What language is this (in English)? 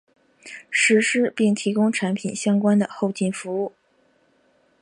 Chinese